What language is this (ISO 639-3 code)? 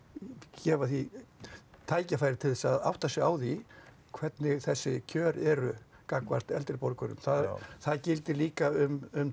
isl